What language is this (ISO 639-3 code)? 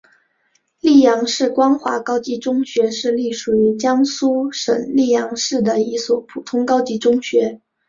zho